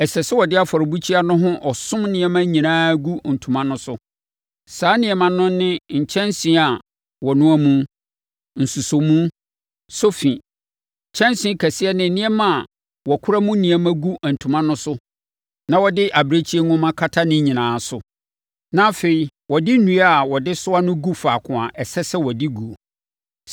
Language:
Akan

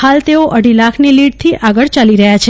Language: Gujarati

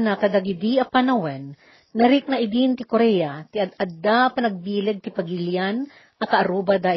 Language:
Filipino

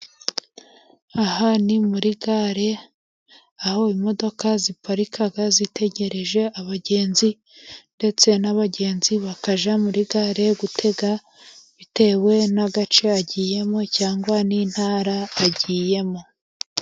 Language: Kinyarwanda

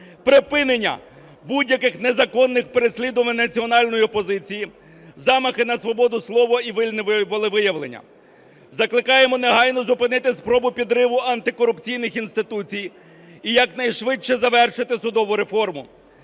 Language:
Ukrainian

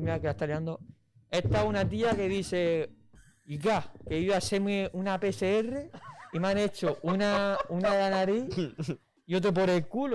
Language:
Spanish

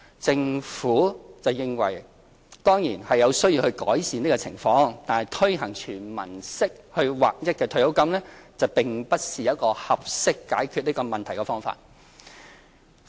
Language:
Cantonese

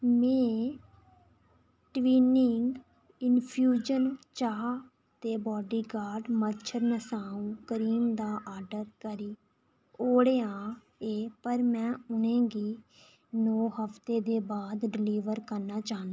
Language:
Dogri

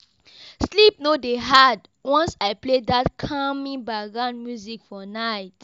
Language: Nigerian Pidgin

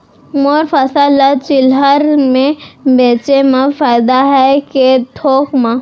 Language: Chhattisgarhi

